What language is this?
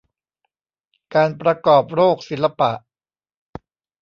Thai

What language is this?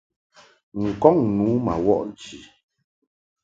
Mungaka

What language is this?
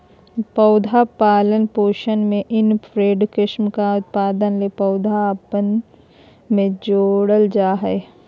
Magahi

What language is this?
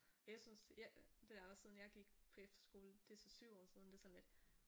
Danish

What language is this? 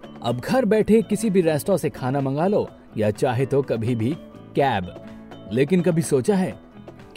Hindi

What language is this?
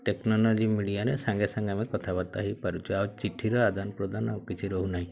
Odia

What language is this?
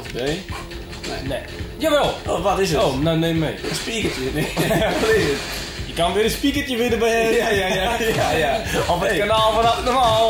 Dutch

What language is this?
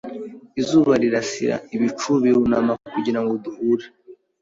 Kinyarwanda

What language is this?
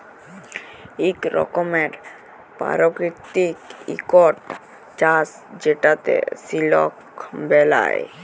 Bangla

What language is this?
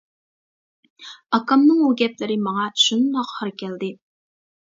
Uyghur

